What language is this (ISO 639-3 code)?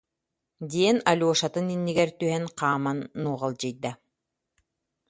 sah